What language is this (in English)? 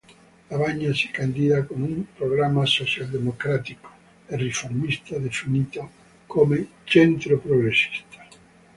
Italian